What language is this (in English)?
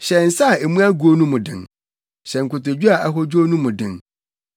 Akan